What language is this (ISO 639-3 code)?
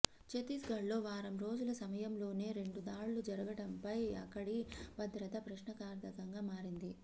tel